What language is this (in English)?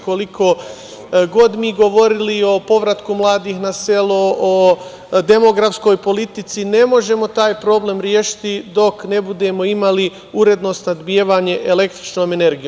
Serbian